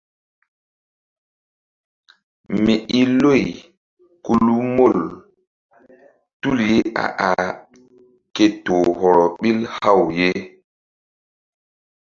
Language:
Mbum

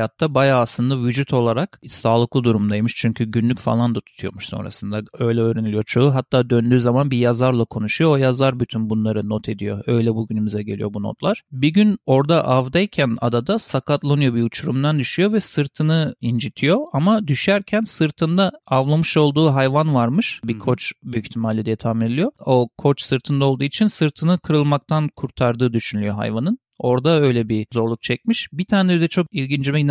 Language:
Turkish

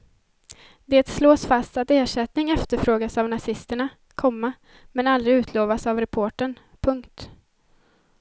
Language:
Swedish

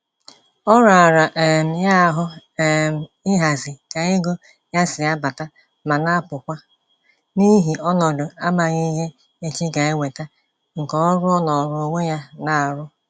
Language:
Igbo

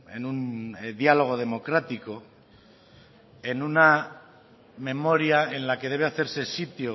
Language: Spanish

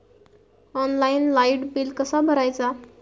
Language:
Marathi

